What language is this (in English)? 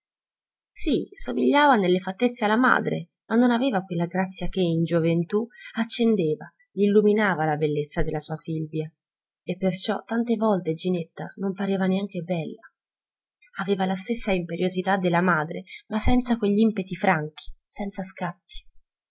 Italian